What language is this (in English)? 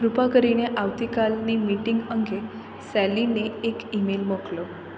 Gujarati